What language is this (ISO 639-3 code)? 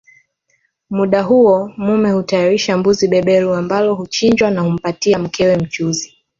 swa